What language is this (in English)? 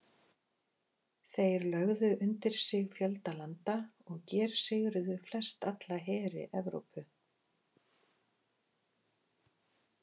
Icelandic